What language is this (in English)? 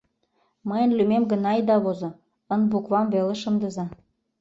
Mari